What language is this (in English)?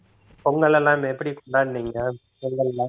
Tamil